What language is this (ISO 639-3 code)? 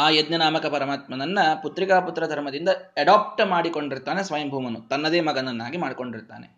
kan